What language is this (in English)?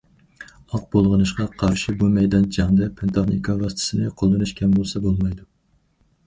Uyghur